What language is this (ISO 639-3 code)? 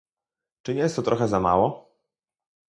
pol